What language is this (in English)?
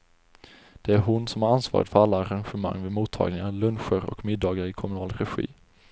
Swedish